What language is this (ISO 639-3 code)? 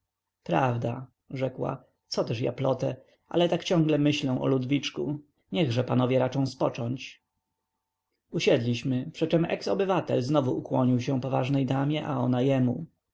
pol